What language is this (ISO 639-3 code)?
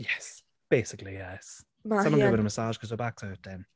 cym